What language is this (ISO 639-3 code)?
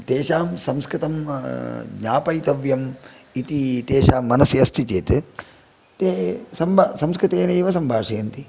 san